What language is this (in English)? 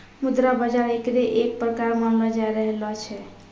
Maithili